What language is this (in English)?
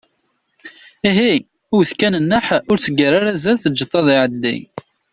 Kabyle